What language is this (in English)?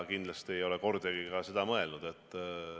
Estonian